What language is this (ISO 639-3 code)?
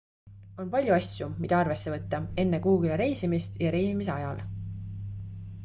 est